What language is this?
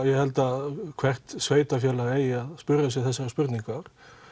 Icelandic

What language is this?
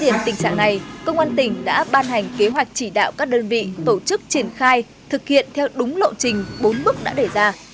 Vietnamese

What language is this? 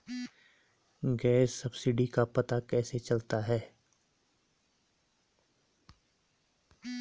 Hindi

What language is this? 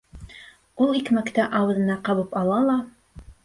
Bashkir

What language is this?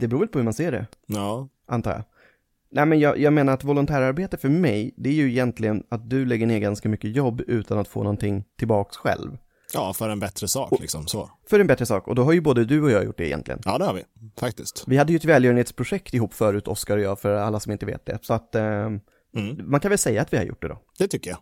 Swedish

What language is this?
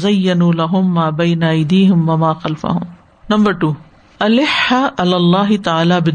Urdu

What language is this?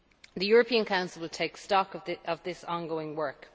English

